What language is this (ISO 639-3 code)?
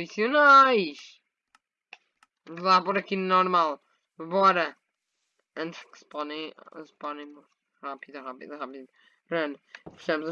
por